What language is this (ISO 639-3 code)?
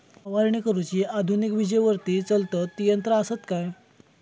mar